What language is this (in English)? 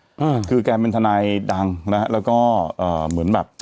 Thai